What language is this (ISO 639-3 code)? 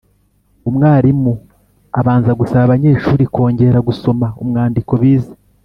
kin